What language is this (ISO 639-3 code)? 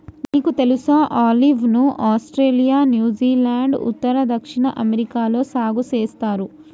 tel